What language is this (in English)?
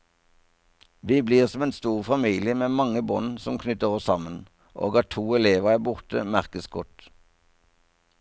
Norwegian